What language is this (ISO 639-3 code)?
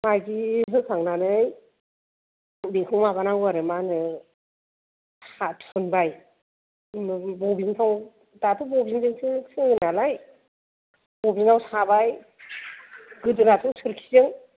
brx